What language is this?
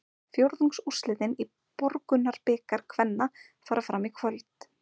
Icelandic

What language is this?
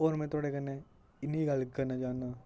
Dogri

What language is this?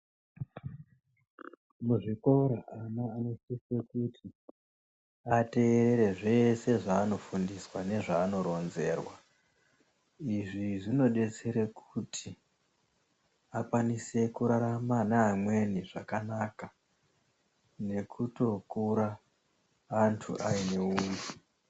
Ndau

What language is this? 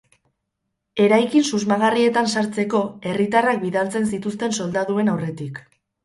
Basque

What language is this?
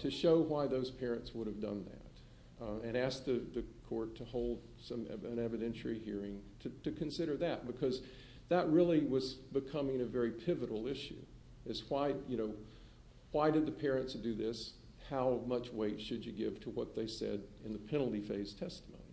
English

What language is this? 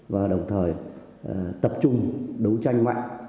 Vietnamese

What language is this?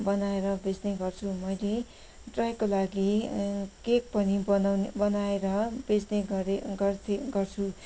Nepali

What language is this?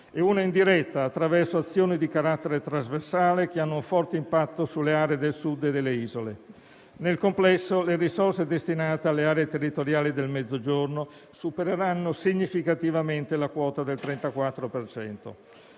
Italian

